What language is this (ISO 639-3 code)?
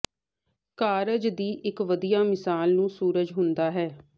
pan